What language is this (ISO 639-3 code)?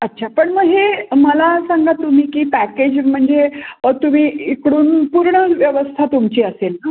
mar